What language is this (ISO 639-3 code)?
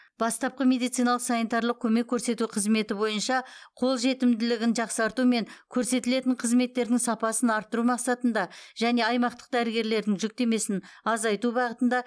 kaz